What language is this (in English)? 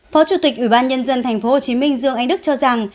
Vietnamese